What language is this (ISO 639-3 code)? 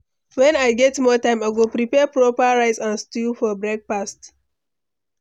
pcm